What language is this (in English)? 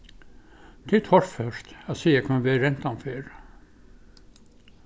Faroese